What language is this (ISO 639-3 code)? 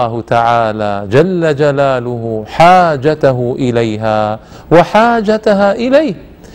ara